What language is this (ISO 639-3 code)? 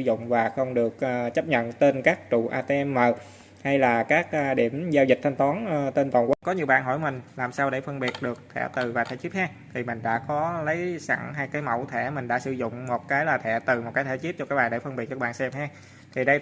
vie